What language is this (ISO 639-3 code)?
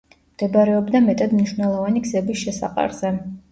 kat